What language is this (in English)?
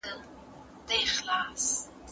Pashto